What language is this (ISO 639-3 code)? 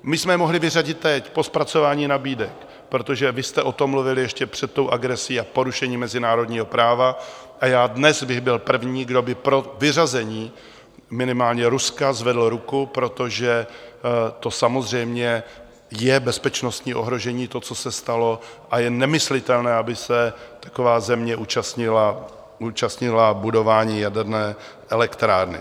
ces